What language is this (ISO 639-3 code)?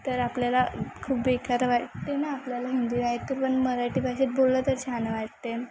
mar